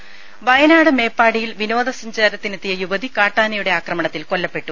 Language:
Malayalam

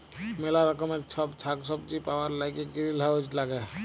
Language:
Bangla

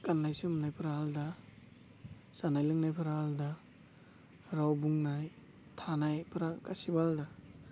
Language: Bodo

